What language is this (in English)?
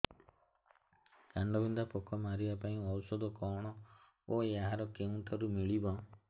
Odia